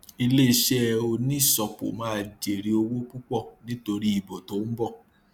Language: Yoruba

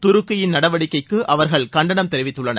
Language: Tamil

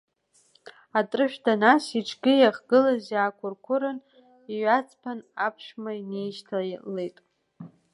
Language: Abkhazian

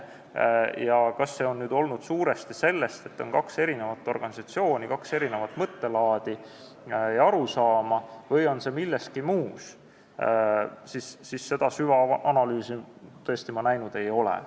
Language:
Estonian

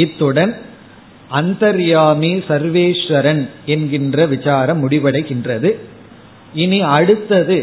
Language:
Tamil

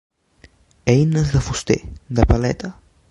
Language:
Catalan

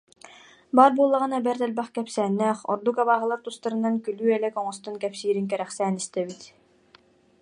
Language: Yakut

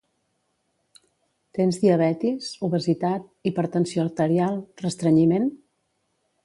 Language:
Catalan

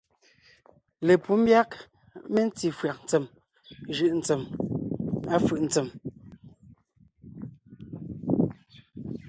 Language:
Ngiemboon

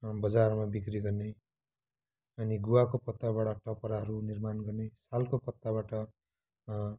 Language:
Nepali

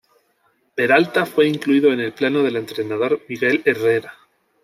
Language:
Spanish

